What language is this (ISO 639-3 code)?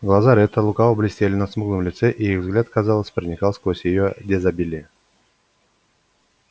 rus